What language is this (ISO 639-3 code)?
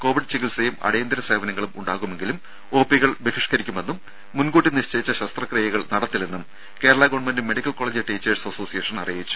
mal